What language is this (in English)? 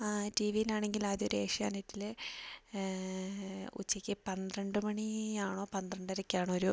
Malayalam